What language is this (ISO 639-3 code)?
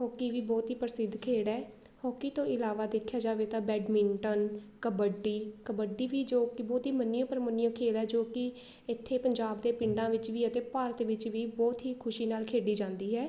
pan